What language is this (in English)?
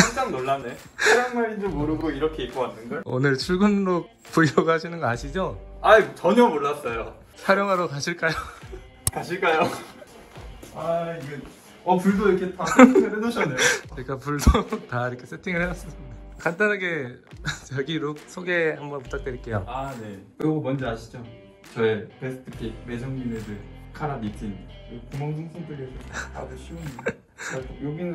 Korean